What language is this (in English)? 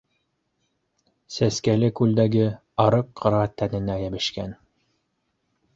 Bashkir